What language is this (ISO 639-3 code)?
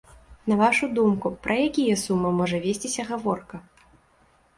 bel